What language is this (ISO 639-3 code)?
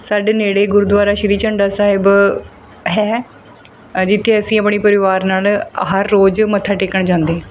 pan